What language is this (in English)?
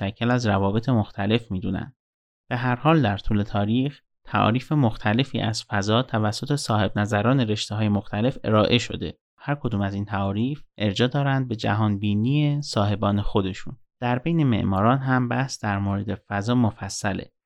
Persian